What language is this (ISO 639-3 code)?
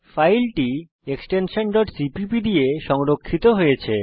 ben